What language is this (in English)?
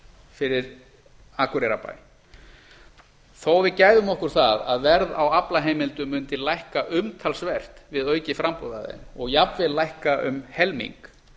Icelandic